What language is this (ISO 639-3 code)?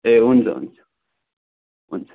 nep